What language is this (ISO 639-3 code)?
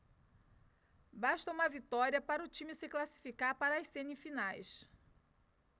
por